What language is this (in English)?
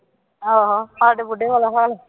Punjabi